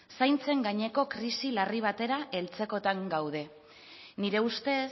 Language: Basque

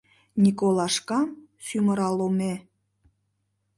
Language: Mari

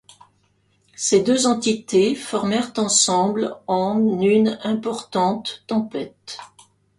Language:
French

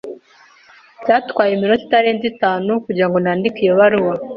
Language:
Kinyarwanda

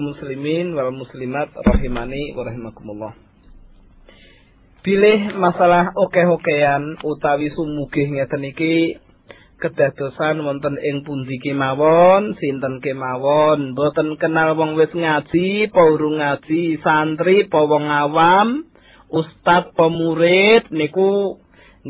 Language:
Malay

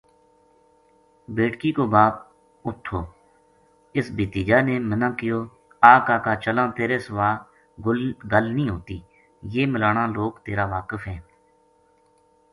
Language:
Gujari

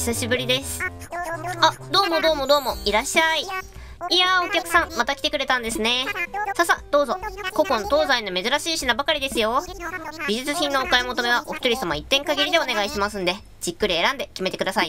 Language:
Japanese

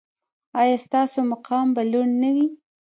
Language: Pashto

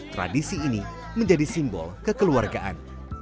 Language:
Indonesian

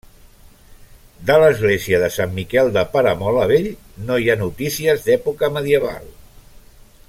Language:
Catalan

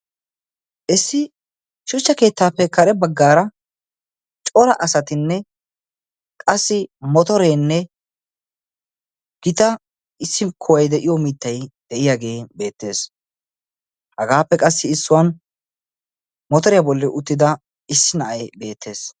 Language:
Wolaytta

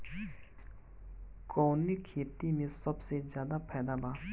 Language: Bhojpuri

